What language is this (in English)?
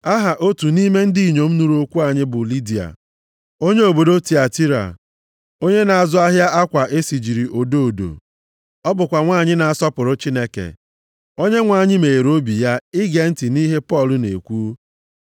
Igbo